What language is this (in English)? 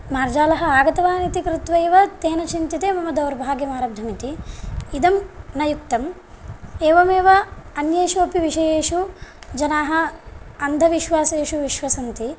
Sanskrit